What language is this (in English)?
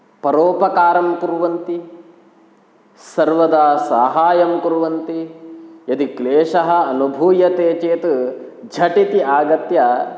Sanskrit